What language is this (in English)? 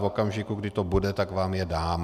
Czech